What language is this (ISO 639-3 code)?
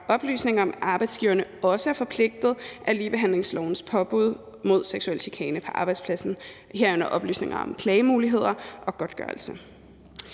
dan